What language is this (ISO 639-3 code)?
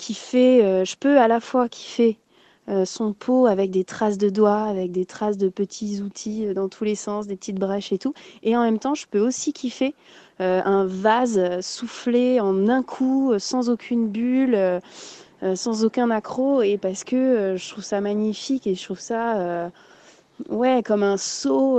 fra